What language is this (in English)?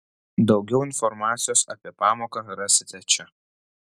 Lithuanian